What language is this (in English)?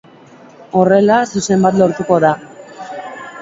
Basque